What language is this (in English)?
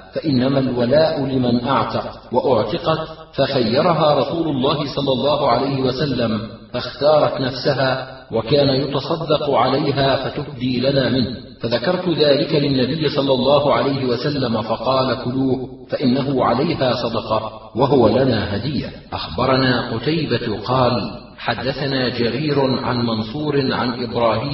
Arabic